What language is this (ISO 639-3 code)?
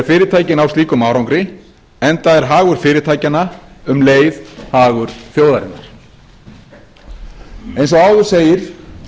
isl